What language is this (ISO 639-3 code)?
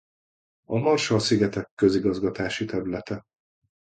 hun